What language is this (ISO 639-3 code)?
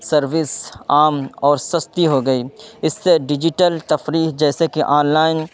urd